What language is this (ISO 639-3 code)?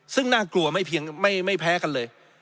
tha